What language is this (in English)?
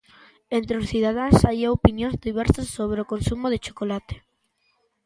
Galician